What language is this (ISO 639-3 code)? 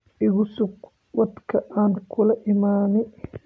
som